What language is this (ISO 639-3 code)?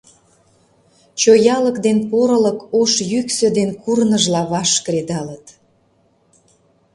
chm